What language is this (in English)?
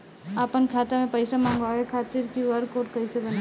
Bhojpuri